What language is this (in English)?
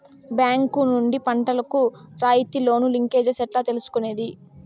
Telugu